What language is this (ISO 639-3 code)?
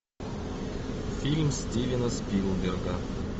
rus